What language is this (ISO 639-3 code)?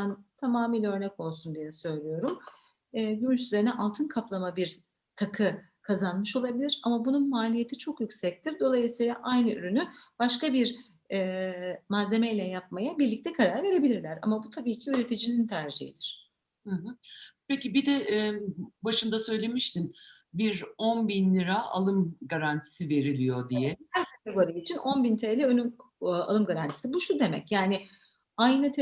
tur